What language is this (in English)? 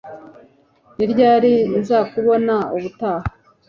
Kinyarwanda